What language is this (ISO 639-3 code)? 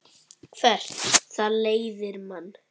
isl